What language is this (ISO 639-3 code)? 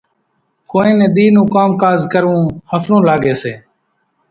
gjk